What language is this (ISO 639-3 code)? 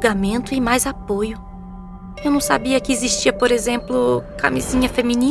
por